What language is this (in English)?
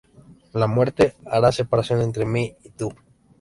Spanish